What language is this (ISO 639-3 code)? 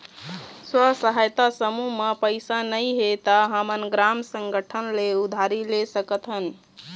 hne